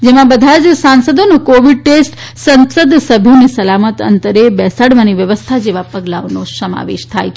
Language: Gujarati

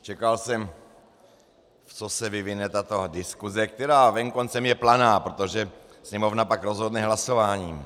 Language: Czech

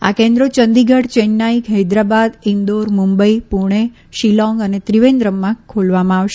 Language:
Gujarati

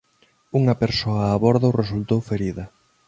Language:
Galician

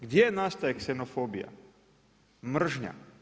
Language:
Croatian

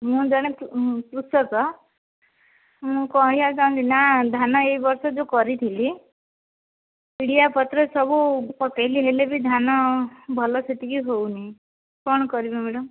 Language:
Odia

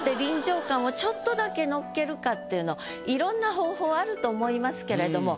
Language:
Japanese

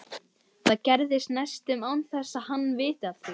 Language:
Icelandic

